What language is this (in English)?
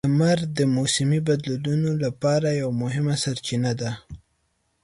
Pashto